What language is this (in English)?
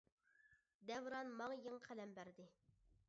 Uyghur